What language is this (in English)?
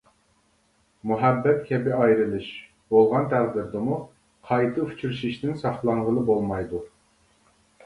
Uyghur